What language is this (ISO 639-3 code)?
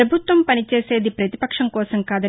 tel